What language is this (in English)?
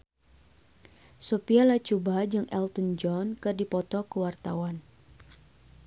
Sundanese